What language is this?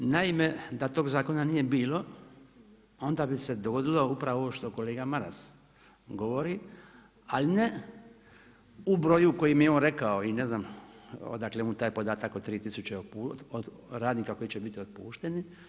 Croatian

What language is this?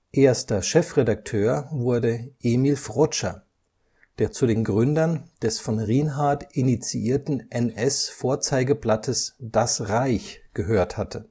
German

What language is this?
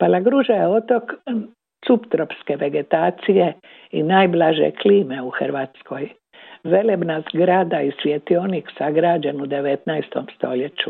Croatian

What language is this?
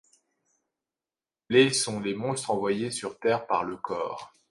French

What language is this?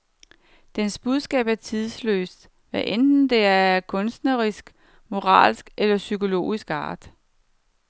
Danish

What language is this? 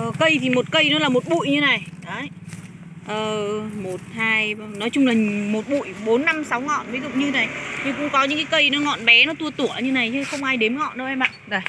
Vietnamese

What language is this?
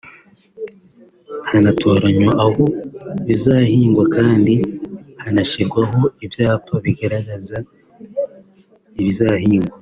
Kinyarwanda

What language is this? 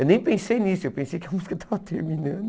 Portuguese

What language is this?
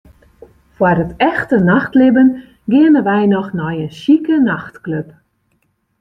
Western Frisian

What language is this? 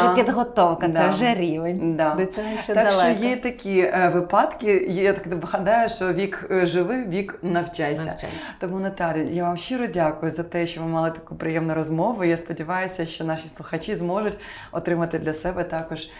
Ukrainian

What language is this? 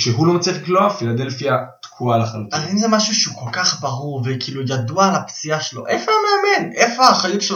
Hebrew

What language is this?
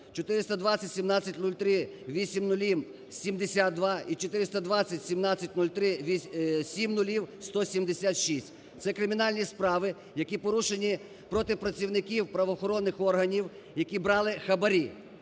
Ukrainian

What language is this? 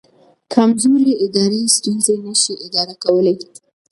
Pashto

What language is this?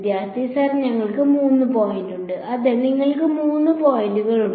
Malayalam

